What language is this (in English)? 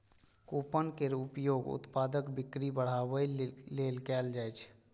Maithili